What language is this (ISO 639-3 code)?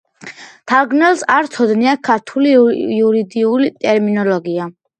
kat